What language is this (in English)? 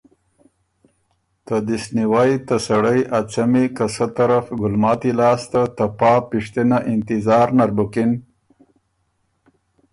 Ormuri